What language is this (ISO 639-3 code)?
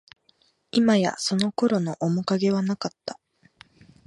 jpn